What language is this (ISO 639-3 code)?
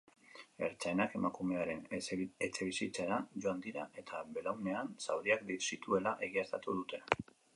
eus